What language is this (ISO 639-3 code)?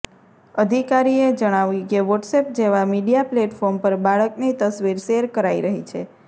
guj